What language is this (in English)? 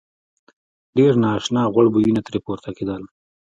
Pashto